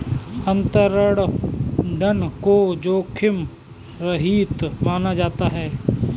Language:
Hindi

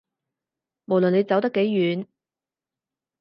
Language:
Cantonese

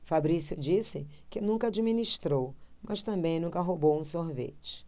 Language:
Portuguese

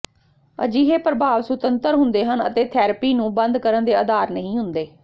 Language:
Punjabi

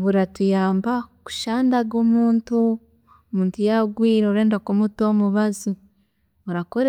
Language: Chiga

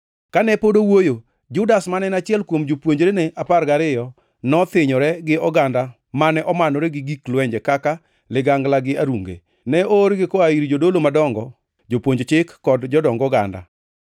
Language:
Luo (Kenya and Tanzania)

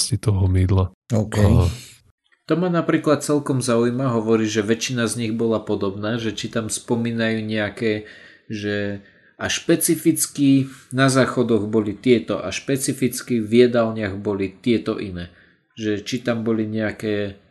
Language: Slovak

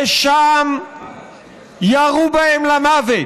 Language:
Hebrew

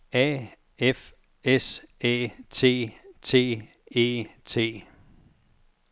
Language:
Danish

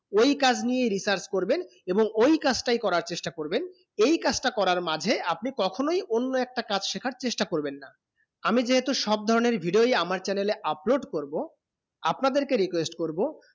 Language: Bangla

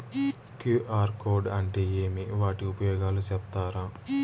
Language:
Telugu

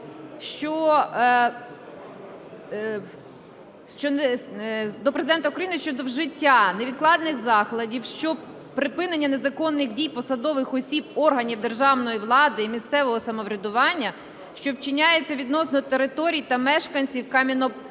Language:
Ukrainian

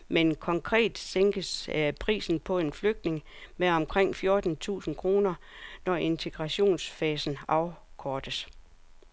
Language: Danish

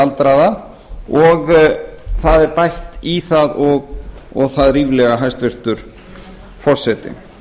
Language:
Icelandic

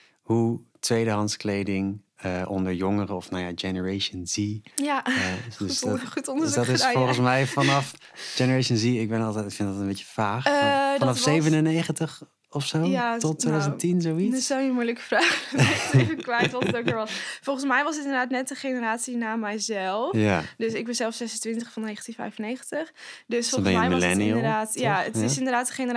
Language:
Dutch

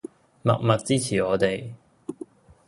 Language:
Cantonese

